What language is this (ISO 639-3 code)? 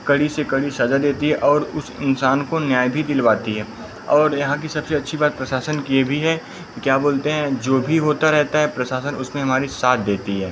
hin